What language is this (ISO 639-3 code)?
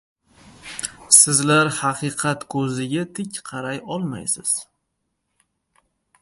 uzb